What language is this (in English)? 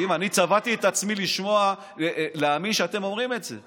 Hebrew